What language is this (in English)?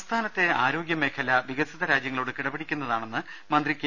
Malayalam